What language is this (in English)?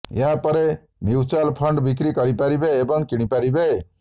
Odia